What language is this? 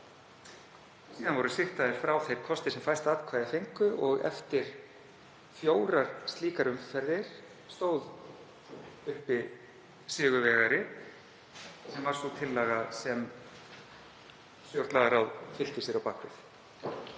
Icelandic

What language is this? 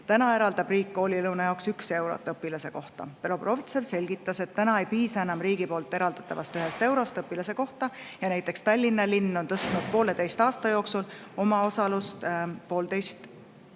Estonian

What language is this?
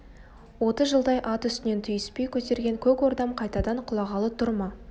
Kazakh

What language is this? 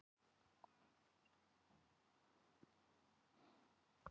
Icelandic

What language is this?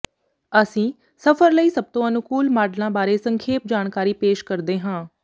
Punjabi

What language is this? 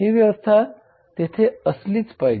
Marathi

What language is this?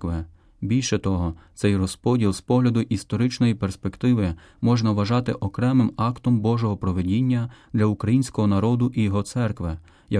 Ukrainian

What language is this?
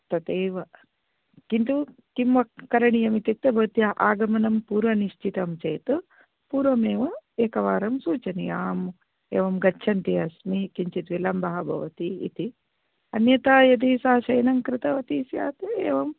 Sanskrit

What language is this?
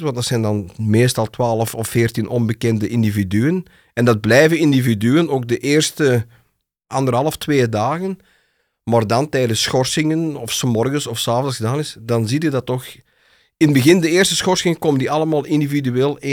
Dutch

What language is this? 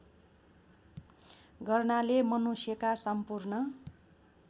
Nepali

